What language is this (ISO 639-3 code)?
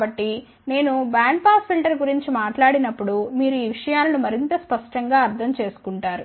tel